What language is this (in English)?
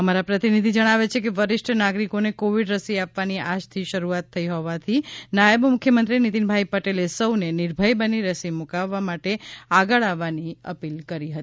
Gujarati